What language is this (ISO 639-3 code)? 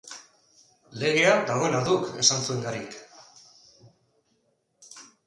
eus